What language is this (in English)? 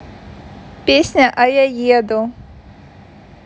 Russian